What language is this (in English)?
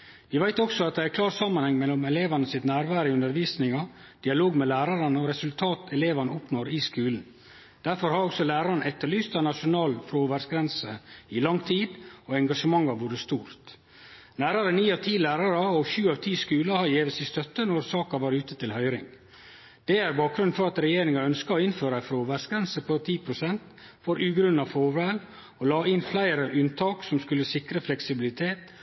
Norwegian Nynorsk